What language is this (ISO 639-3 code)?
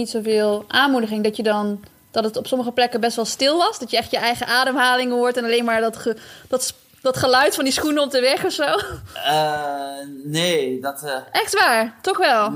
nld